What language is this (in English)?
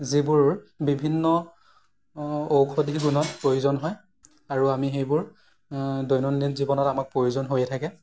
Assamese